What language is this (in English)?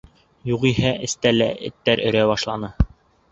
Bashkir